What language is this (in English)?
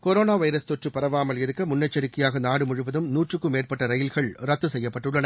Tamil